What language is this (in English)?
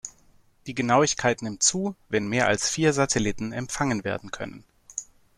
German